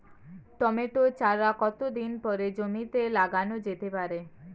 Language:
Bangla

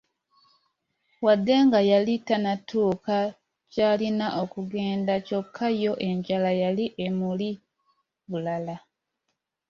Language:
Ganda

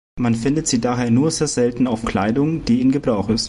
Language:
German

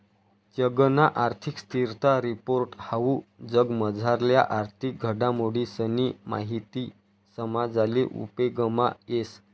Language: Marathi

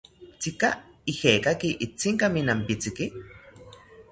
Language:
South Ucayali Ashéninka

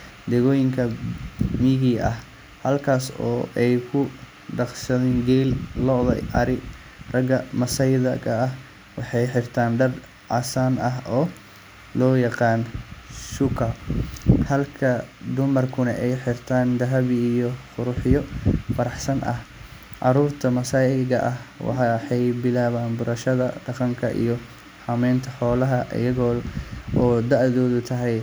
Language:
Somali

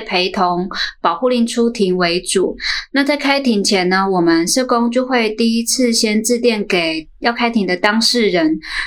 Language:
Chinese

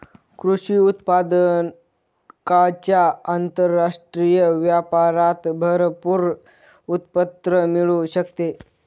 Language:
Marathi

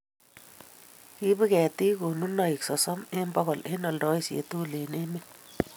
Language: Kalenjin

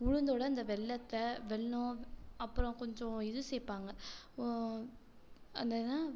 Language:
Tamil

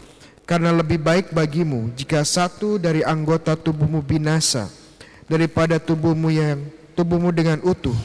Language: Indonesian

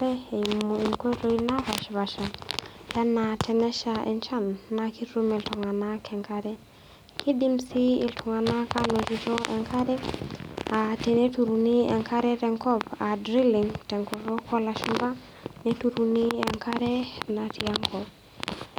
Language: Masai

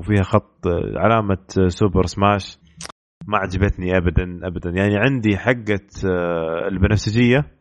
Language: Arabic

